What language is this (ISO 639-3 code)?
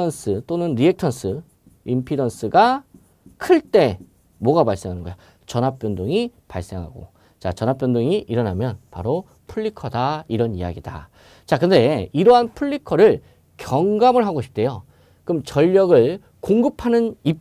kor